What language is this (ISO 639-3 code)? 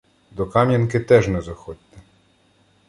ukr